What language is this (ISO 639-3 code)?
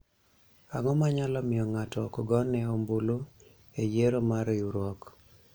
luo